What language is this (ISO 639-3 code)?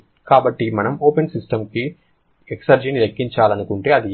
tel